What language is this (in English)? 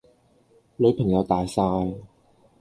Cantonese